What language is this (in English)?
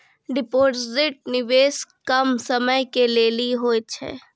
Maithili